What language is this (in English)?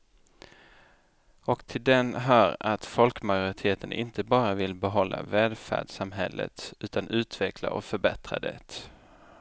Swedish